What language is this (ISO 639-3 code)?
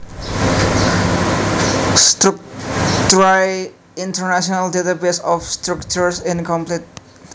jav